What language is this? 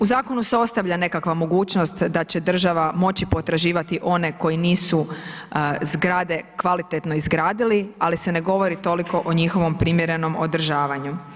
Croatian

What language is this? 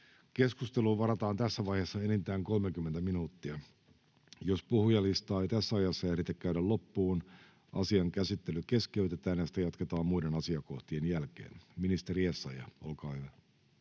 Finnish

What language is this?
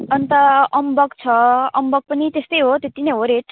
Nepali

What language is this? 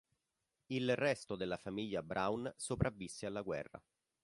Italian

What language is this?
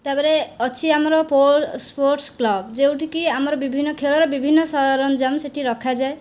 Odia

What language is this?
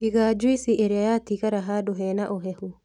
Kikuyu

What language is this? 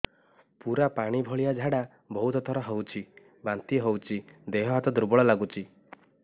Odia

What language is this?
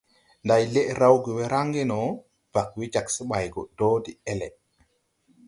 Tupuri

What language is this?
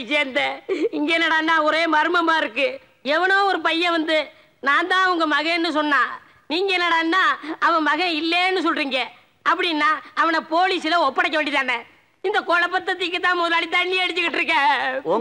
Thai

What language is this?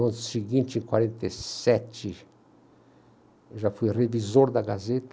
Portuguese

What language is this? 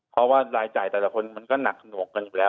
Thai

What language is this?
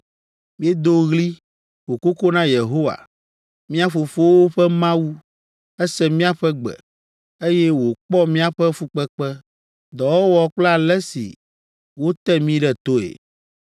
Ewe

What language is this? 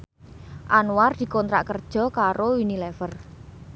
Javanese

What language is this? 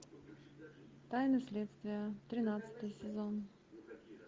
Russian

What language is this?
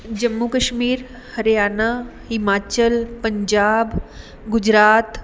Punjabi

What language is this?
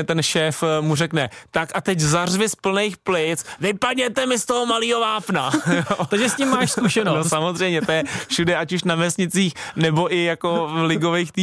Czech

